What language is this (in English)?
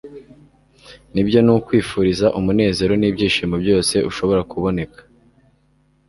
Kinyarwanda